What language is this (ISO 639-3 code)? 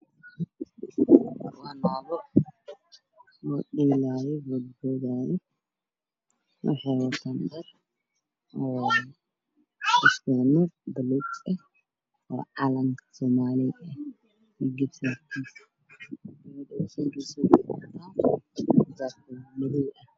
som